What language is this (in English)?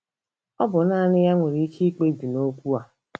Igbo